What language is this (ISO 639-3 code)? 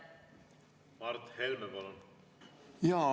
est